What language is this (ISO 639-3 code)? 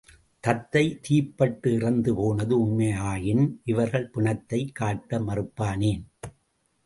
tam